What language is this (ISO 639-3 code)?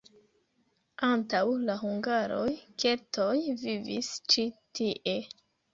epo